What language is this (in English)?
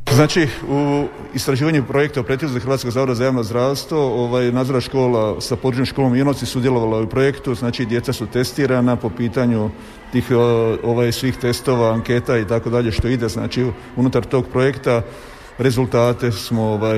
Croatian